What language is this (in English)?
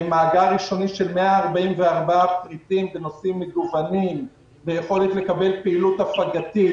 Hebrew